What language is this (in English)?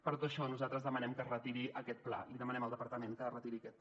Catalan